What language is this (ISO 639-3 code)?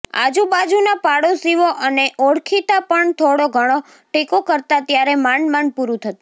guj